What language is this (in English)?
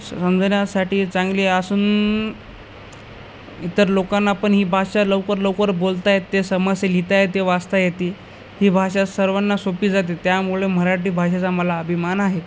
Marathi